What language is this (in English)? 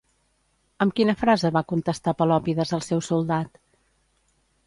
Catalan